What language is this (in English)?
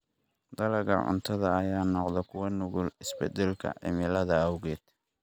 Somali